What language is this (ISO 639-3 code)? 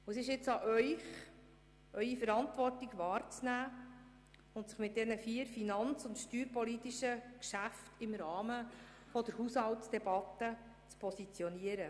gsw